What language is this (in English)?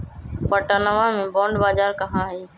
Magahi